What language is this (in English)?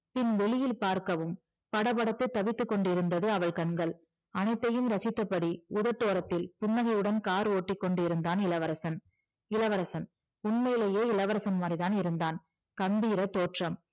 Tamil